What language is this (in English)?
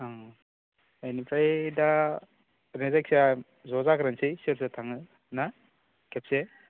Bodo